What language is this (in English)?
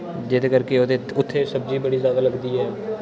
Dogri